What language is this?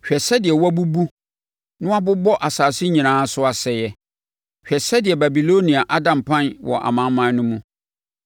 Akan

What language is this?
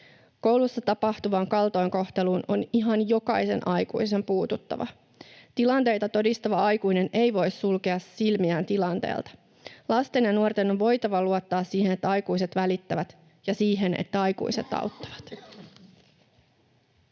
Finnish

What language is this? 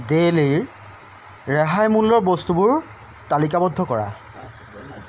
Assamese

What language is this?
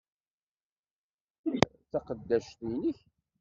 Kabyle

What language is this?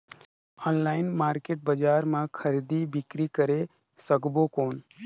Chhattisgarhi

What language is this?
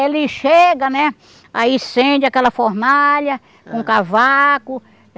Portuguese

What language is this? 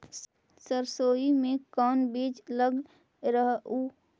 Magahi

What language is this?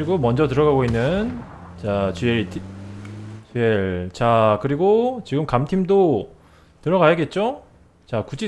Korean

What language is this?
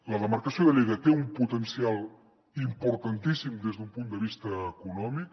Catalan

